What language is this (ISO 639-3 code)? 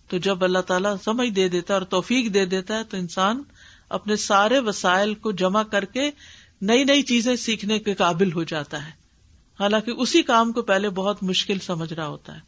urd